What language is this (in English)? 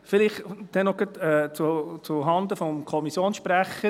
Swiss German